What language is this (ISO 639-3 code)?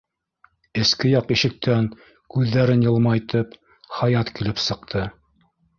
bak